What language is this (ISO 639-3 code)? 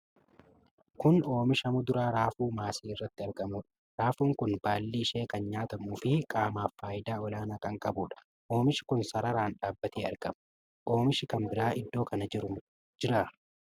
orm